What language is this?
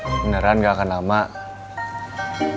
Indonesian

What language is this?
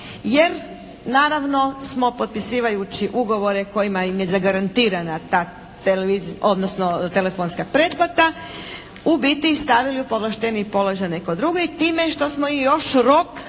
Croatian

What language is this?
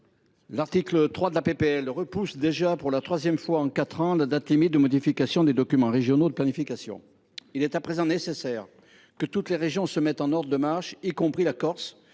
French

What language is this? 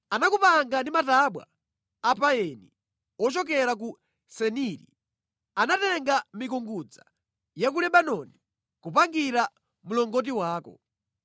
Nyanja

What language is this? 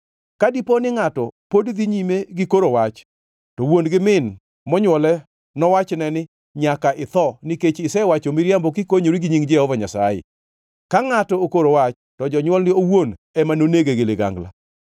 Luo (Kenya and Tanzania)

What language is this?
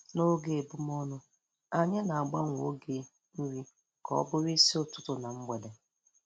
Igbo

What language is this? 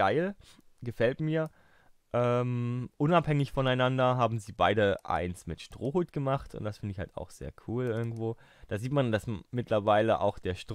German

